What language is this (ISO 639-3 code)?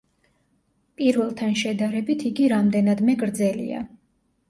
kat